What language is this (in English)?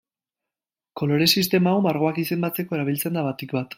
Basque